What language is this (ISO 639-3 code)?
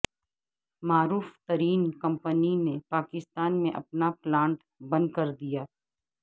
urd